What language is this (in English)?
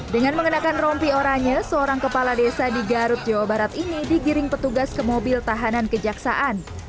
Indonesian